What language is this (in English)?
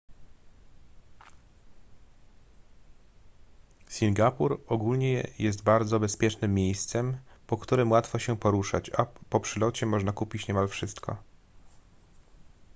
Polish